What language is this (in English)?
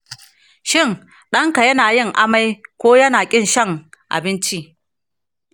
Hausa